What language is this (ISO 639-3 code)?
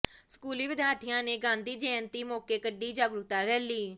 pan